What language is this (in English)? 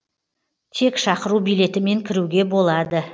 Kazakh